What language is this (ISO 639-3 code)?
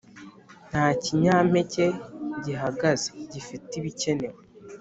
kin